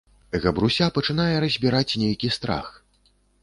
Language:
Belarusian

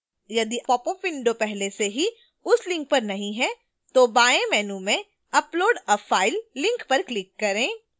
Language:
Hindi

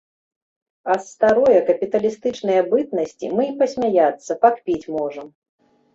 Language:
Belarusian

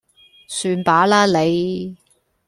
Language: Cantonese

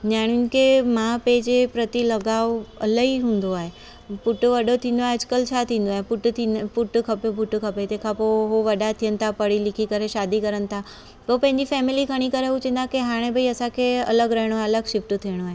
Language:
Sindhi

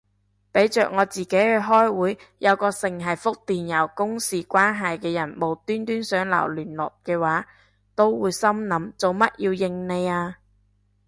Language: Cantonese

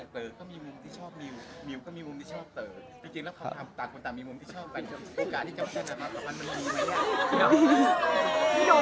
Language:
Thai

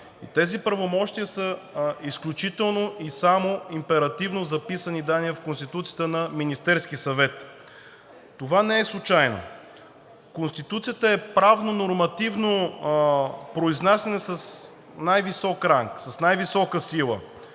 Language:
Bulgarian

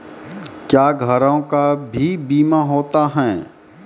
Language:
Maithili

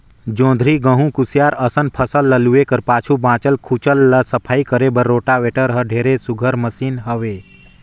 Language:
Chhattisgarhi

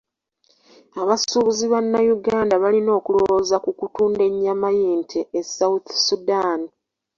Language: Ganda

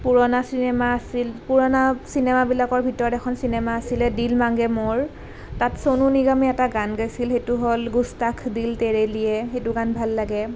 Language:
Assamese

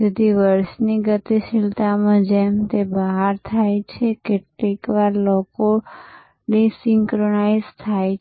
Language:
Gujarati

